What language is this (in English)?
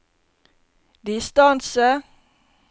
Norwegian